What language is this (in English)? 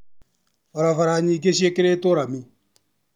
Kikuyu